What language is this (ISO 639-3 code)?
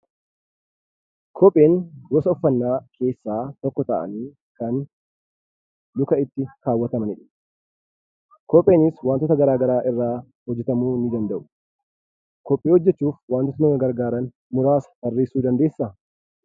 orm